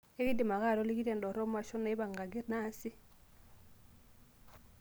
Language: Masai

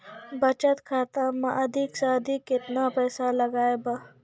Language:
Maithili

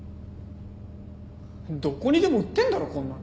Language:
Japanese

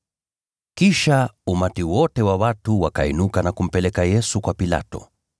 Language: Swahili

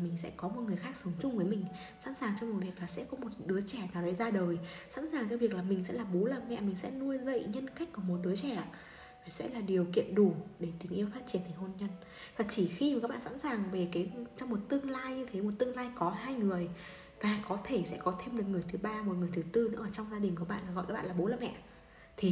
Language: Vietnamese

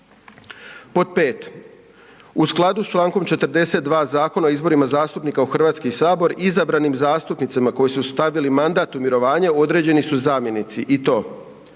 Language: Croatian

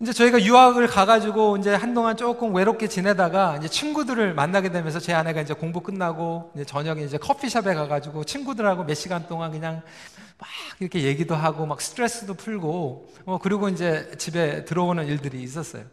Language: Korean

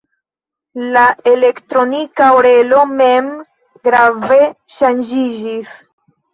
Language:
Esperanto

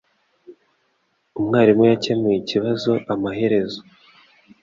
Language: Kinyarwanda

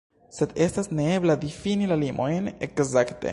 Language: Esperanto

